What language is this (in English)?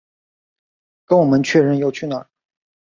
Chinese